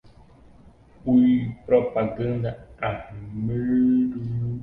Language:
Portuguese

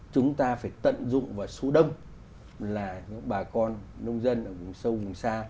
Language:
Vietnamese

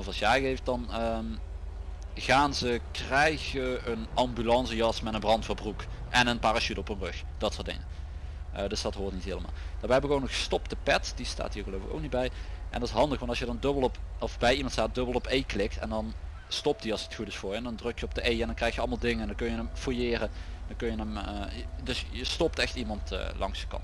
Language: Dutch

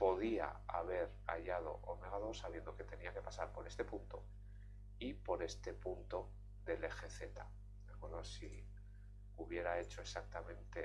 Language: Spanish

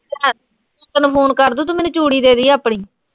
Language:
Punjabi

